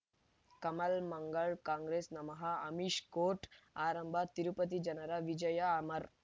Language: Kannada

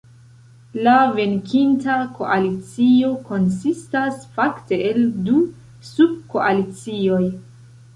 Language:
Esperanto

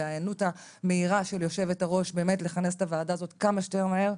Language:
Hebrew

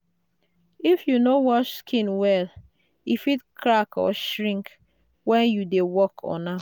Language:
Nigerian Pidgin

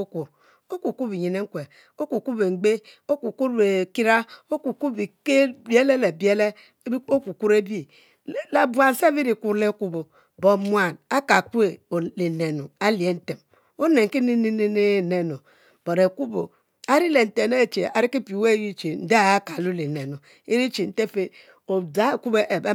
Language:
Mbe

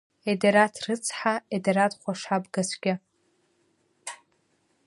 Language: Abkhazian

